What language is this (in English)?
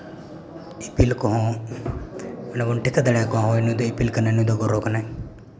Santali